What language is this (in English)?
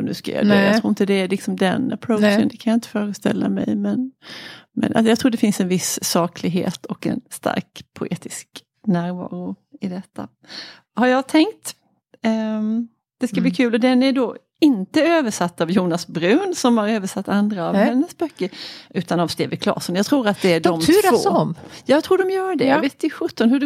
Swedish